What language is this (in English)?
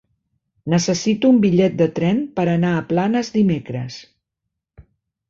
Catalan